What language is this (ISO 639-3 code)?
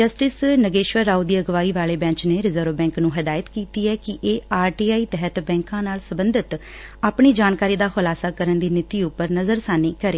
pan